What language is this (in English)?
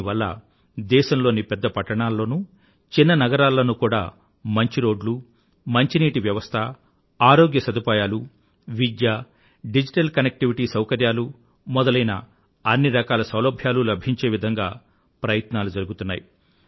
Telugu